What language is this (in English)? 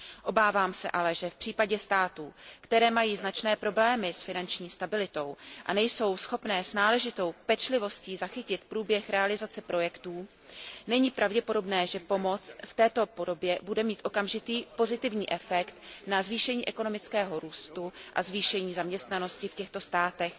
Czech